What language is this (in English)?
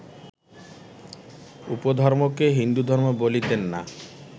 Bangla